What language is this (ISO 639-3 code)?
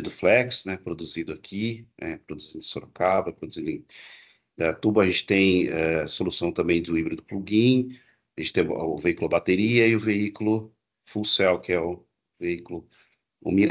por